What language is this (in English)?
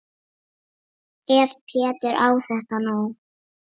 Icelandic